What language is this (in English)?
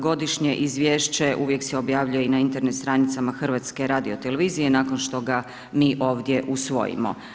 Croatian